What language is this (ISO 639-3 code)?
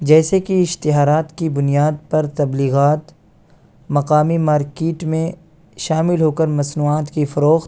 urd